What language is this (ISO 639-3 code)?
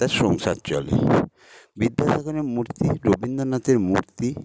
ben